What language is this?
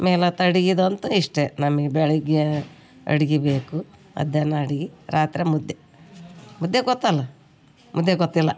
Kannada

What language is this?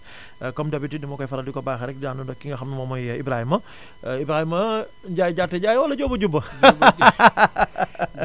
Wolof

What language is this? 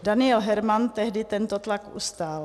Czech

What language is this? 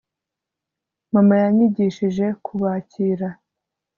Kinyarwanda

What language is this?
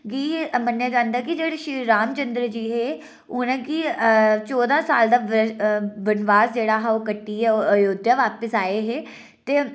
Dogri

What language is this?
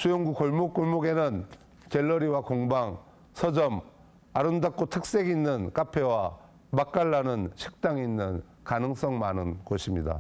Korean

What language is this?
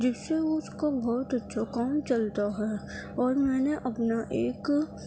Urdu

